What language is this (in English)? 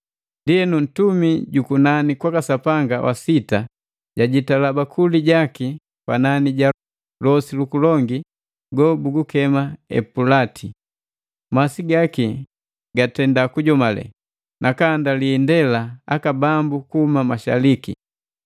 Matengo